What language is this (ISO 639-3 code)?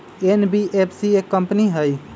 mag